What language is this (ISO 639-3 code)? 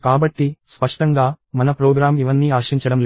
tel